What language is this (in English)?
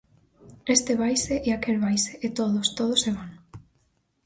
Galician